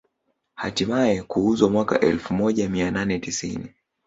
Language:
Swahili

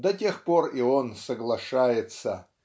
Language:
Russian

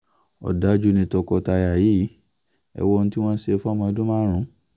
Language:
Yoruba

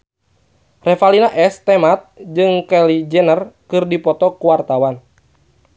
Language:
Sundanese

